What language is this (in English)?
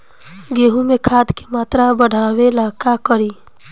Bhojpuri